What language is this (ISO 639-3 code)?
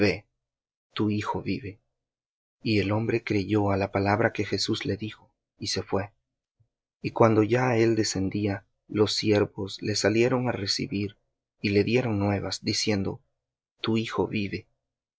spa